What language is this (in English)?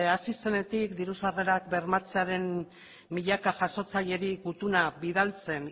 Basque